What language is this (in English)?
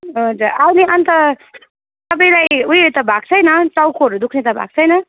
Nepali